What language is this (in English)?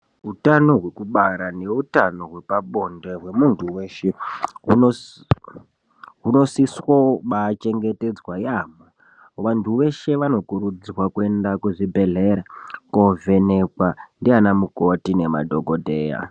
Ndau